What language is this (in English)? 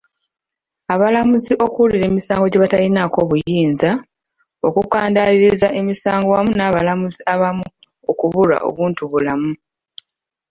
Ganda